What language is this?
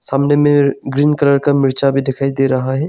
Hindi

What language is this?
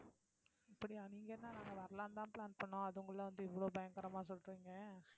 Tamil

